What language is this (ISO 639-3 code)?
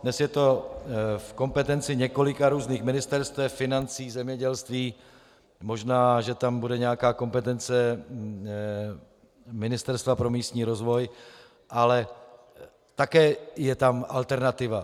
ces